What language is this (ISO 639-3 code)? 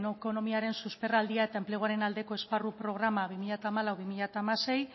eus